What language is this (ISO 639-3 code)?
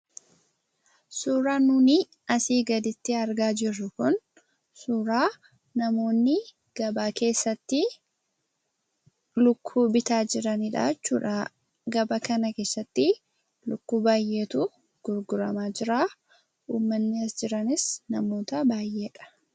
orm